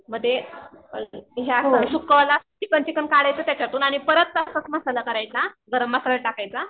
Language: Marathi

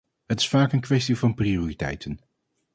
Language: Dutch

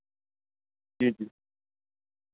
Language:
Dogri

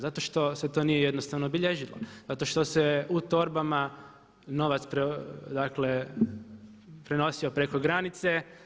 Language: Croatian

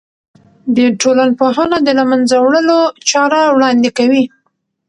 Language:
Pashto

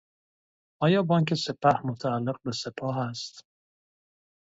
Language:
Persian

